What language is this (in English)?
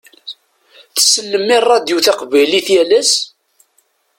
Kabyle